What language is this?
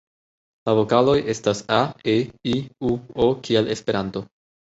Esperanto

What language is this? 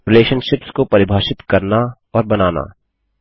Hindi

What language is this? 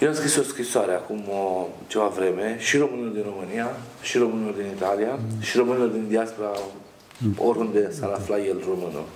Romanian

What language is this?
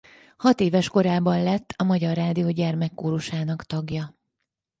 Hungarian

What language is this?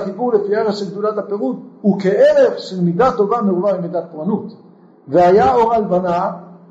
Hebrew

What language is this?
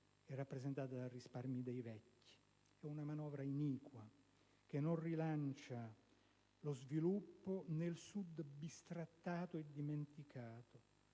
Italian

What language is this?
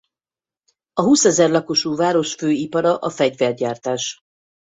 Hungarian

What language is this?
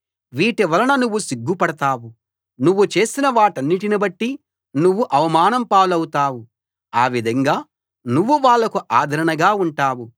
Telugu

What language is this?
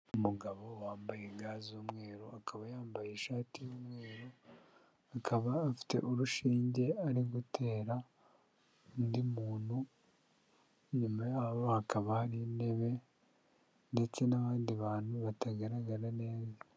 Kinyarwanda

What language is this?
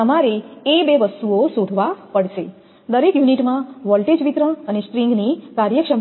Gujarati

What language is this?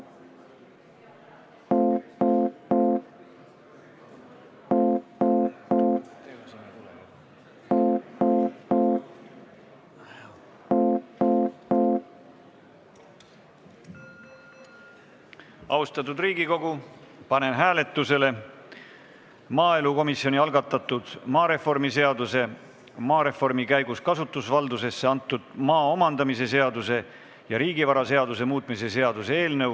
Estonian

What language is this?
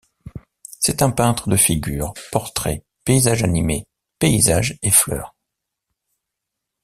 French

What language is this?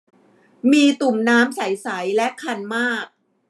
Thai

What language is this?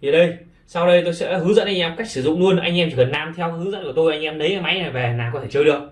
Vietnamese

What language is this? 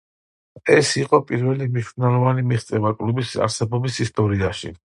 Georgian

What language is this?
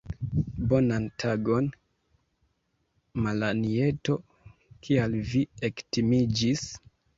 Esperanto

